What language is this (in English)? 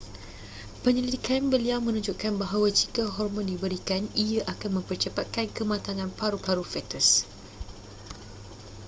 Malay